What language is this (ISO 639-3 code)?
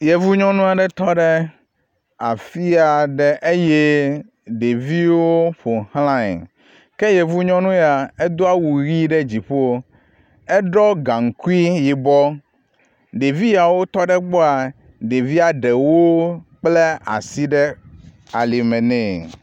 ewe